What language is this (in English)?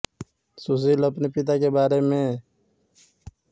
Hindi